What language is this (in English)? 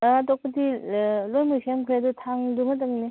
Manipuri